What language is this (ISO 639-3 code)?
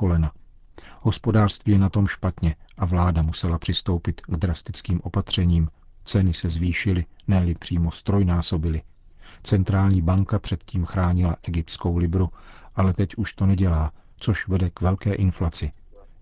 ces